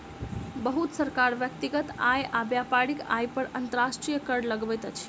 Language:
Maithili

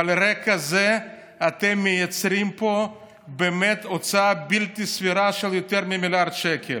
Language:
Hebrew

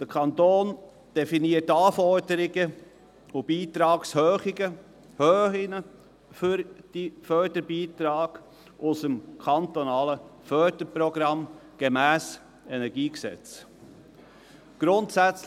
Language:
Swiss German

